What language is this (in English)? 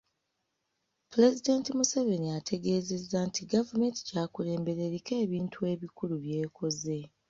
Ganda